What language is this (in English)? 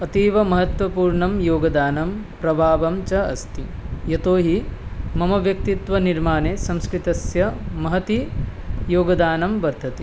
Sanskrit